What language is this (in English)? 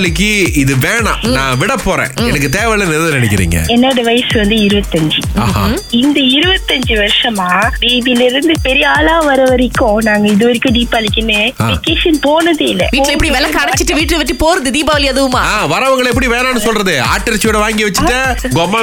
Tamil